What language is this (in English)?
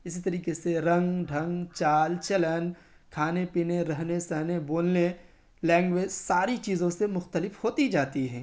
Urdu